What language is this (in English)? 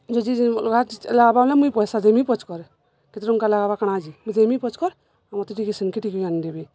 Odia